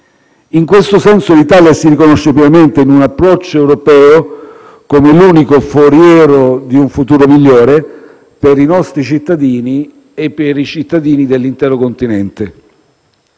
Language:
Italian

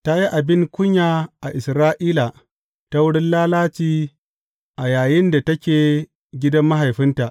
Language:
Hausa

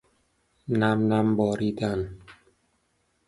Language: Persian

